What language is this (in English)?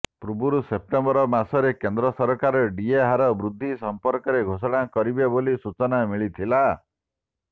Odia